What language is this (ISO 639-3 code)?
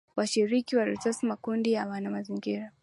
swa